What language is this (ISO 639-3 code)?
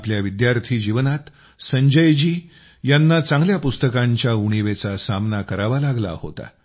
mar